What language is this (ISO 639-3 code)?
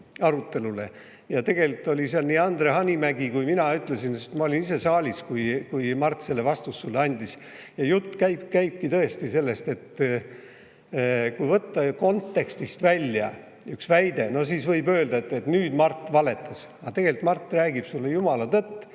est